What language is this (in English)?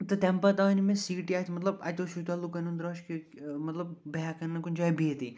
Kashmiri